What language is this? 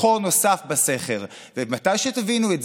Hebrew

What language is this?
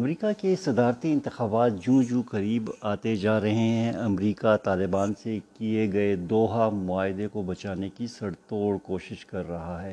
Urdu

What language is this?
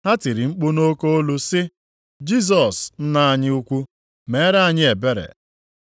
Igbo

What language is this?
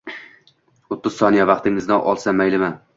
Uzbek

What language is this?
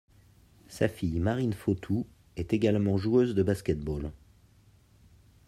French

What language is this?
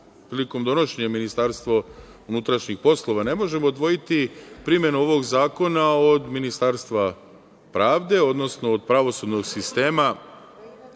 Serbian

